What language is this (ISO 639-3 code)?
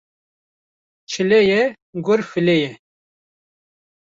kur